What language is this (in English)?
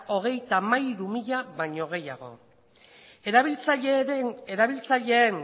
Basque